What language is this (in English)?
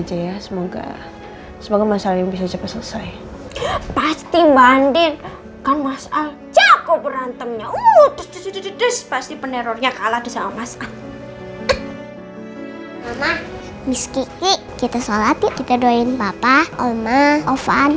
Indonesian